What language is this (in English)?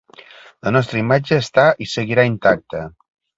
Catalan